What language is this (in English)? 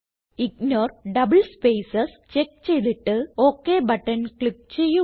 Malayalam